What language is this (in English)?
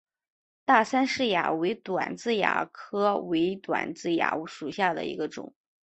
Chinese